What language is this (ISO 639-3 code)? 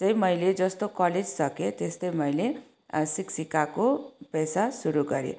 nep